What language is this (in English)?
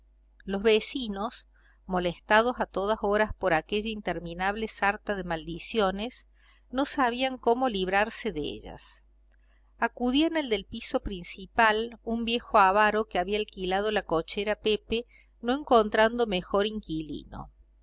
Spanish